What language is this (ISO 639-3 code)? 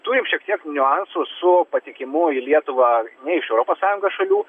lit